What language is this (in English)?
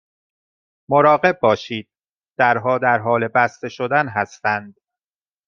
Persian